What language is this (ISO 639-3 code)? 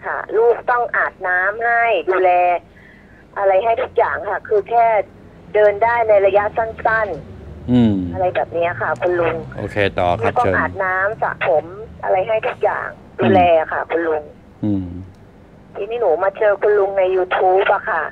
tha